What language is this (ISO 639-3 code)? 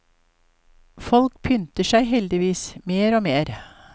nor